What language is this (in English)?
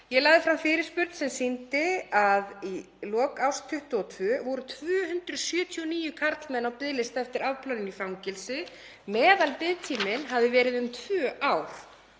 Icelandic